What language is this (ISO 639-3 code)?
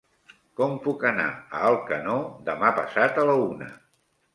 cat